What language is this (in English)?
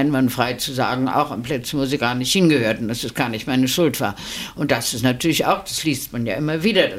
German